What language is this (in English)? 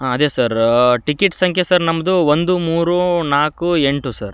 Kannada